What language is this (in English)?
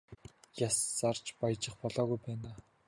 Mongolian